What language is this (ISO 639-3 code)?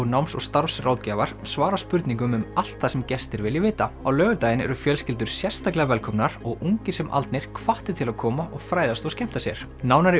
isl